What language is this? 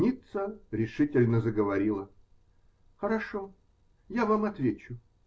Russian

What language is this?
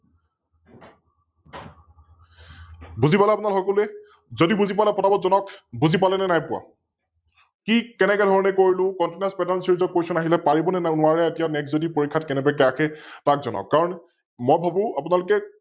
Assamese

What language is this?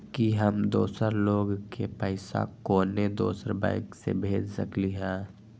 Magahi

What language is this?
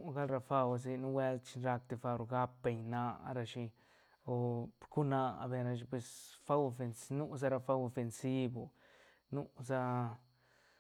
Santa Catarina Albarradas Zapotec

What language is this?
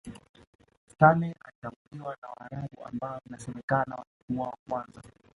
Swahili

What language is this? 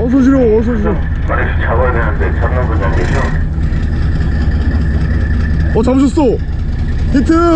Korean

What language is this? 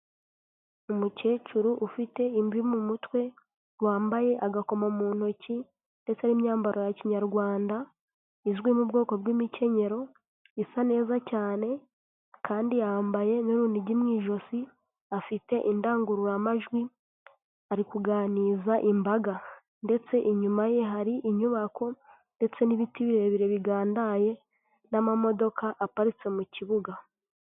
Kinyarwanda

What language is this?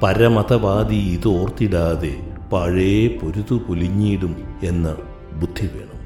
Malayalam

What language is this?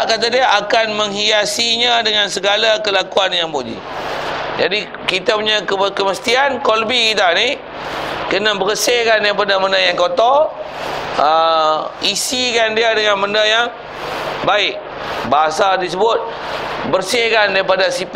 Malay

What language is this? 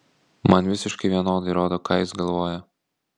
Lithuanian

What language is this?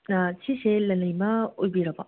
Manipuri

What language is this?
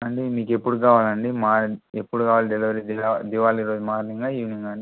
Telugu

